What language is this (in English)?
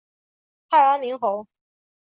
Chinese